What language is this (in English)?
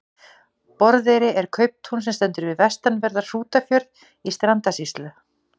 Icelandic